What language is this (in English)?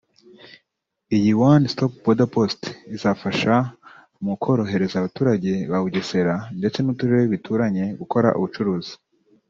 Kinyarwanda